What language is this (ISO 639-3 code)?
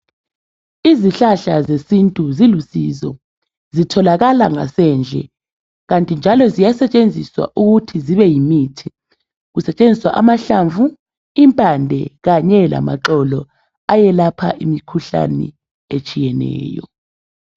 nde